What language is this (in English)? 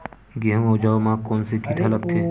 Chhattisgarhi